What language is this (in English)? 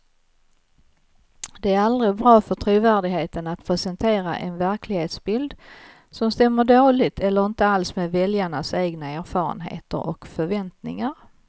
Swedish